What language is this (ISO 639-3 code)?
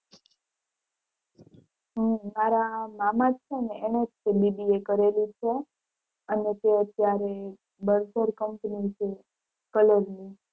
guj